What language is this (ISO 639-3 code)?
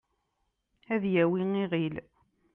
kab